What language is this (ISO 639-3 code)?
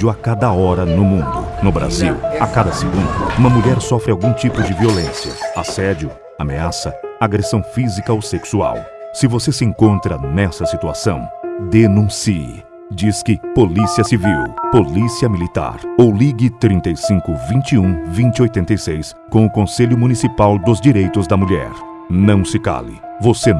por